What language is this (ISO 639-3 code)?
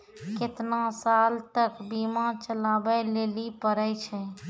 mai